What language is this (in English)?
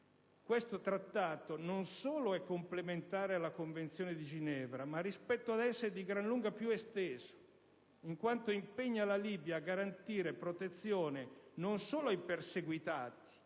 Italian